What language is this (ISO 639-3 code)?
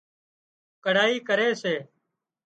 kxp